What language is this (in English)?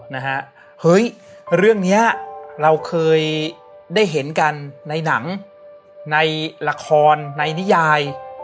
Thai